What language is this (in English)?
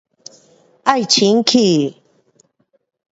Pu-Xian Chinese